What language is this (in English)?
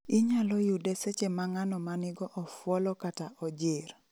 Luo (Kenya and Tanzania)